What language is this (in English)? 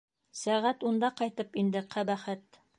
Bashkir